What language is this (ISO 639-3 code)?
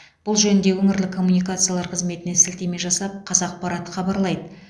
kaz